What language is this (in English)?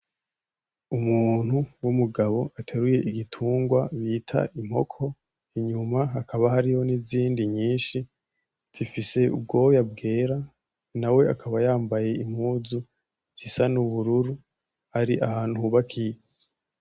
Rundi